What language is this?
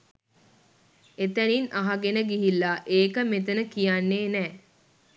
Sinhala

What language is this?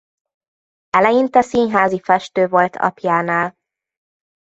Hungarian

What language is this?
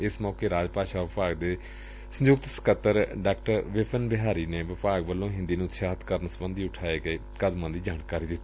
Punjabi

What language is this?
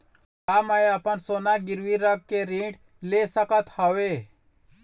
Chhattisgarhi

